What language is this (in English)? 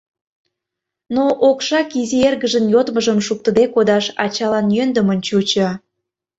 Mari